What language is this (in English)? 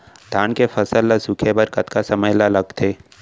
Chhattisgarhi